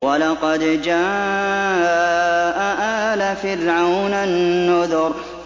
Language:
Arabic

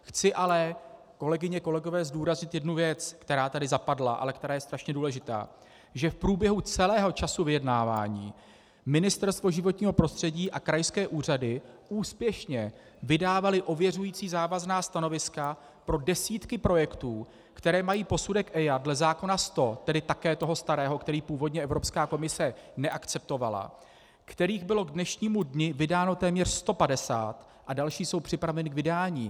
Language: Czech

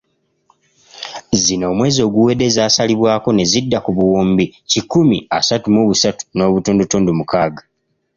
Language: Ganda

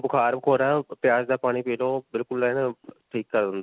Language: Punjabi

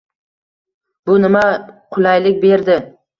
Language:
Uzbek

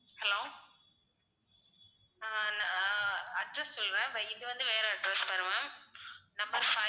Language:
Tamil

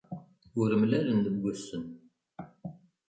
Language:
Kabyle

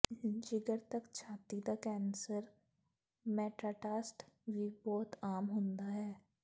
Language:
Punjabi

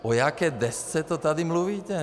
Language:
Czech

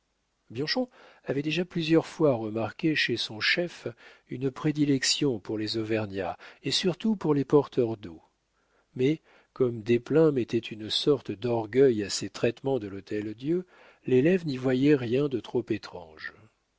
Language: French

